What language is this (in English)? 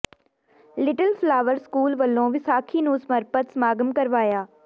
Punjabi